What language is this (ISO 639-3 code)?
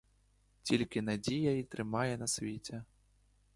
ukr